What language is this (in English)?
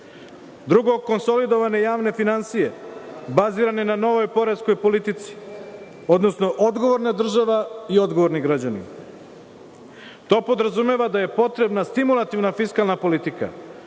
Serbian